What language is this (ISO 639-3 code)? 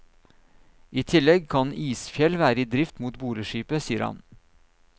nor